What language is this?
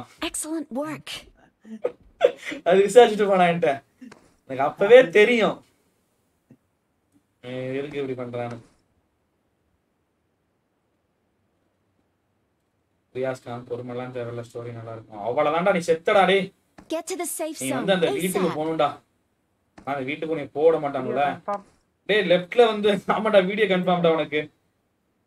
Tamil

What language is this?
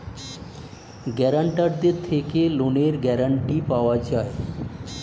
Bangla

